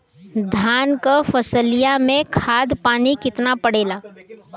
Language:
Bhojpuri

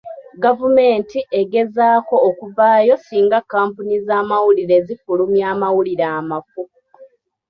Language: Ganda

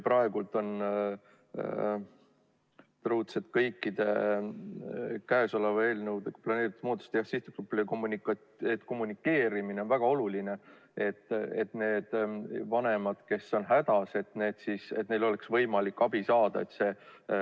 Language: Estonian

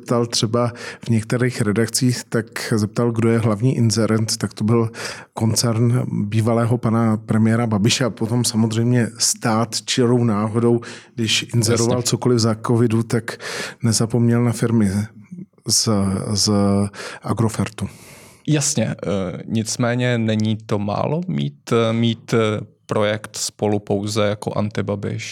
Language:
Czech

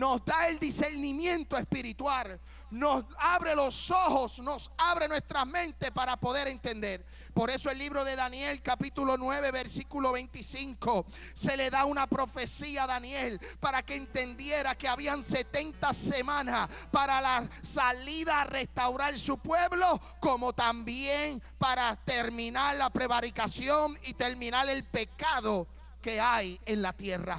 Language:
Spanish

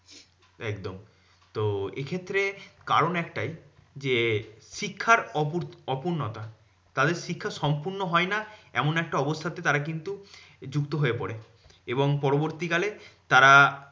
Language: Bangla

